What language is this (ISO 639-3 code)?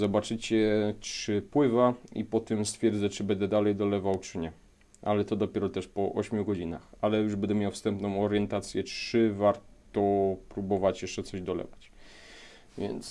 pol